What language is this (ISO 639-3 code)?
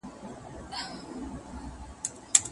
pus